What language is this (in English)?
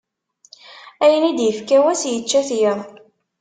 Kabyle